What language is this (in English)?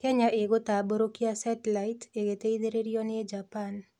Kikuyu